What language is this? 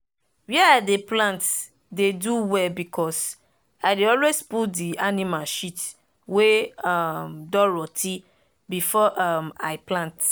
Nigerian Pidgin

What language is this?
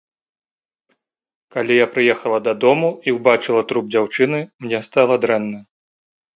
Belarusian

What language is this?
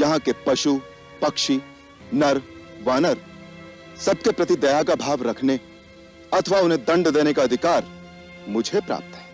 Hindi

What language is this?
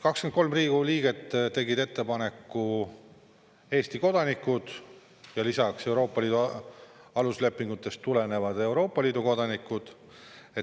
Estonian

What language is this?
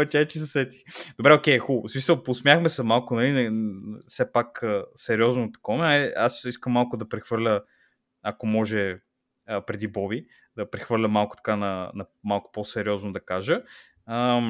Bulgarian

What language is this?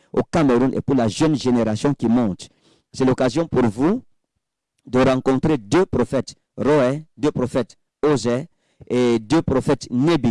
French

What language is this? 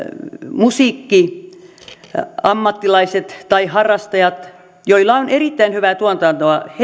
Finnish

